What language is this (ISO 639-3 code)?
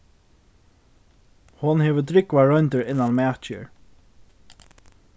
fao